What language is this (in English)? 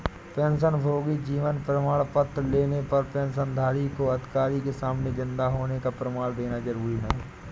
Hindi